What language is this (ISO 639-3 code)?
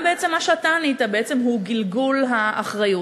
heb